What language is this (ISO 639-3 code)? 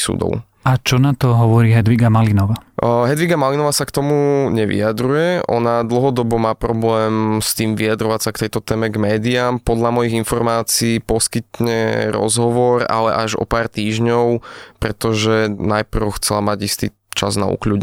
slk